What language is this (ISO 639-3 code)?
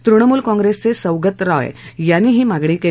mar